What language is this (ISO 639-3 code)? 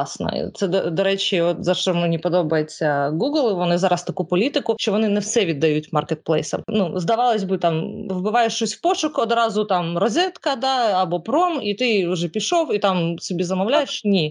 ukr